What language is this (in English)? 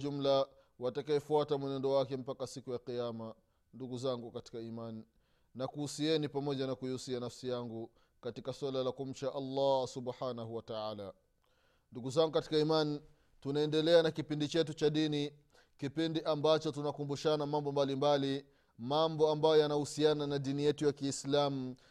Swahili